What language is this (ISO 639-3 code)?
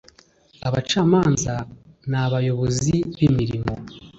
kin